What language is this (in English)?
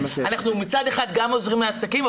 Hebrew